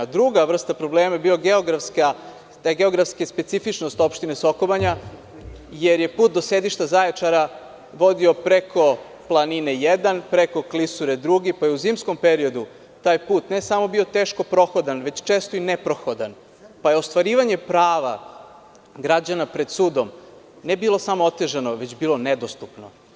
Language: Serbian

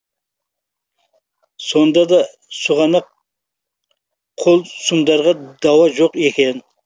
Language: Kazakh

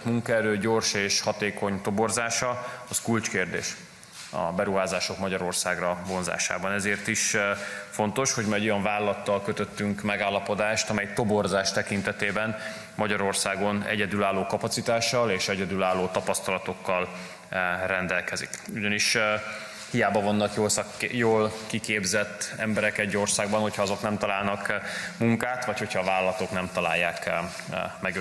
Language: Hungarian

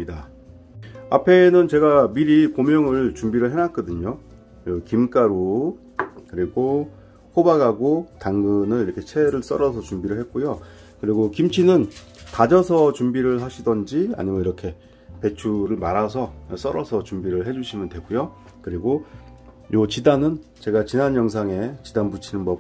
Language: Korean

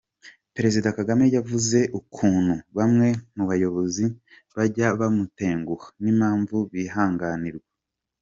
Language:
Kinyarwanda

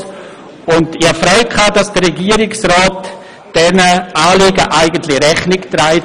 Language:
Swiss German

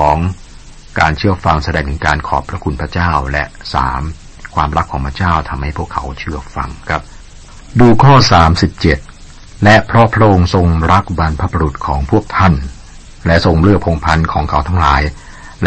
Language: Thai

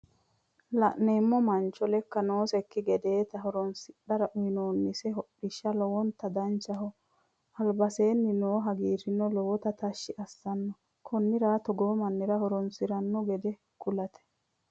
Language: Sidamo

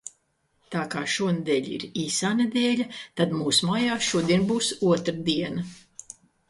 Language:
Latvian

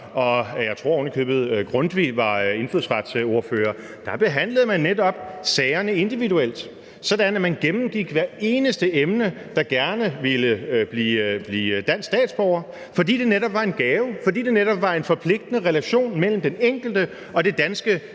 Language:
Danish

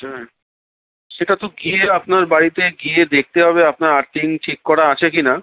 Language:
Bangla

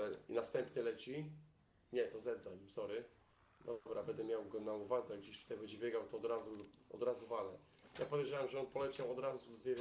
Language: Polish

